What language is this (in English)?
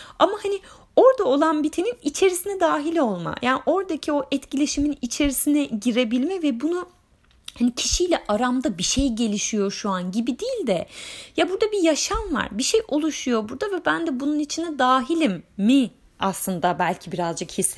Turkish